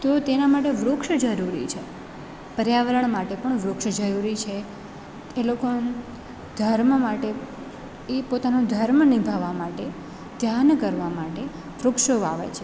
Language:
Gujarati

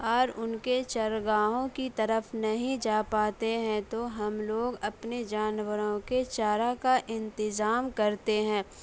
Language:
Urdu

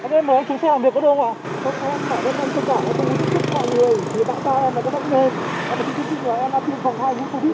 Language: Vietnamese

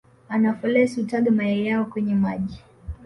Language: Swahili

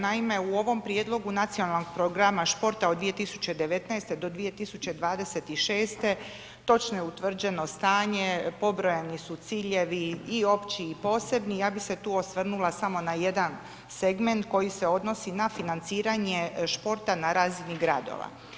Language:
Croatian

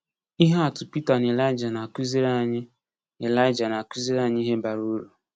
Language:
Igbo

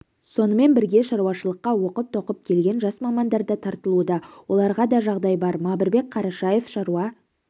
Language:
Kazakh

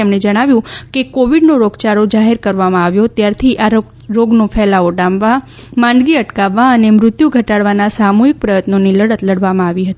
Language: Gujarati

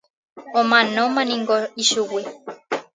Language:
Guarani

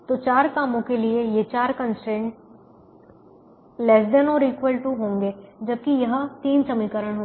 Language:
Hindi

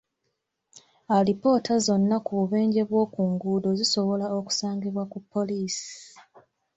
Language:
Ganda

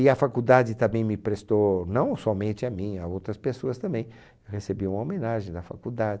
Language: Portuguese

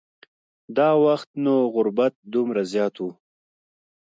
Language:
Pashto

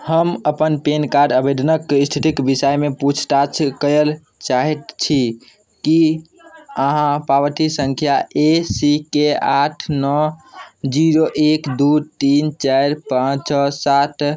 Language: Maithili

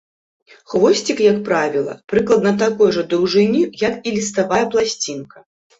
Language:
Belarusian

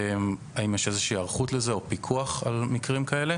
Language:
Hebrew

